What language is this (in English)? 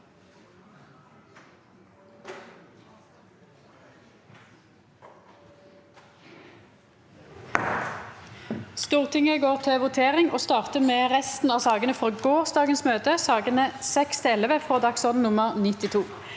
Norwegian